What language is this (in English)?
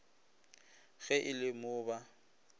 Northern Sotho